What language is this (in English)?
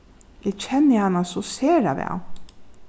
Faroese